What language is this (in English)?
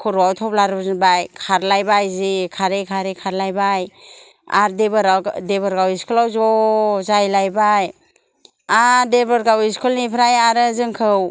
Bodo